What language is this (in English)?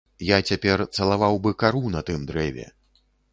Belarusian